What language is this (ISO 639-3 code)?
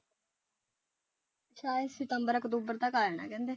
pan